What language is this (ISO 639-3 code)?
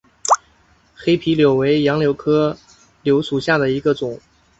zho